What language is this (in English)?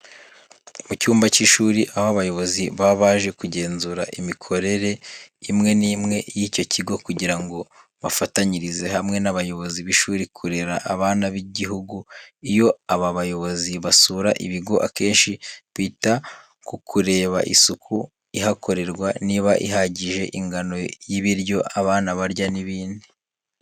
Kinyarwanda